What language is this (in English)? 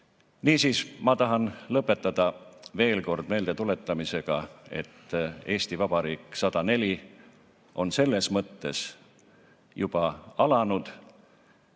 Estonian